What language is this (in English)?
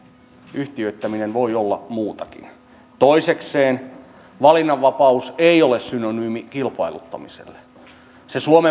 Finnish